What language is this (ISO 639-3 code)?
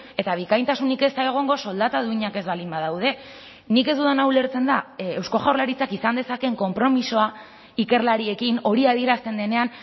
eus